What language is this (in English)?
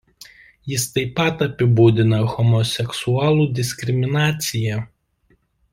Lithuanian